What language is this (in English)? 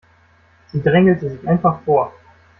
German